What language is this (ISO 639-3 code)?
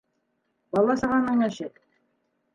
bak